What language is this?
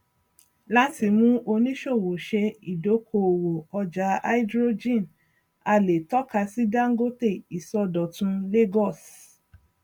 Yoruba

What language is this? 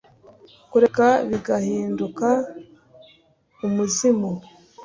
Kinyarwanda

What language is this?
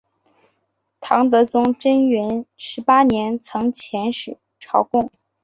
Chinese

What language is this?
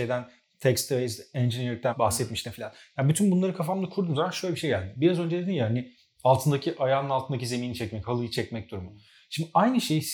Turkish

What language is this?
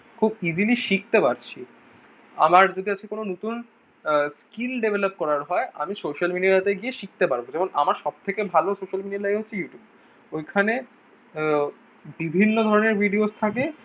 Bangla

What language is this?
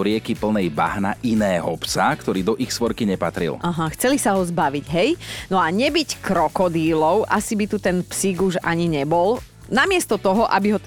Slovak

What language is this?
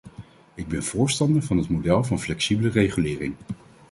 Dutch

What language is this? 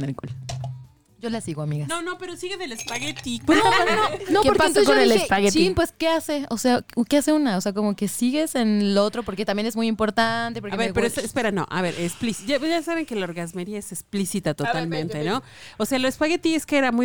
Spanish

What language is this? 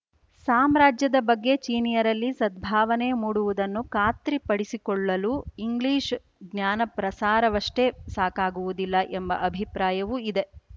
Kannada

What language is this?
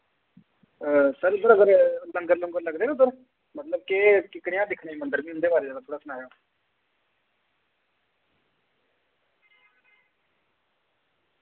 Dogri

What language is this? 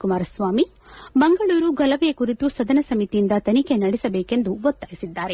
Kannada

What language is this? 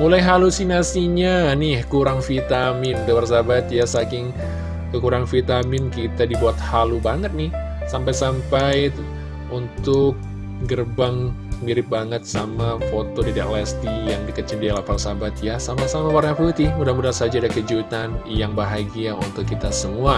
Indonesian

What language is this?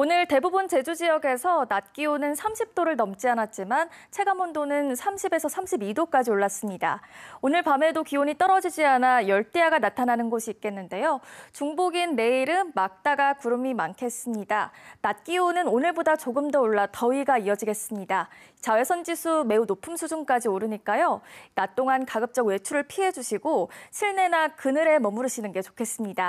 Korean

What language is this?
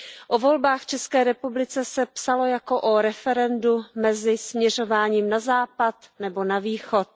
Czech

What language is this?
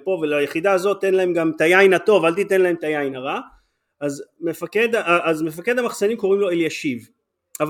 Hebrew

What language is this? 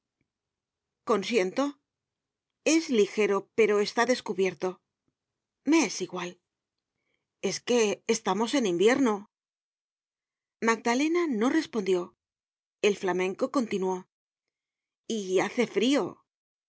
Spanish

